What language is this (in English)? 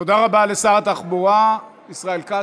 Hebrew